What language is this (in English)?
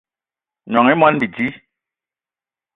Eton (Cameroon)